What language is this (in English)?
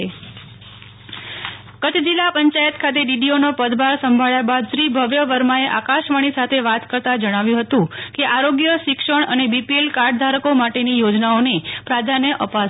Gujarati